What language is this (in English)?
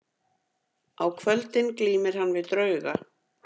Icelandic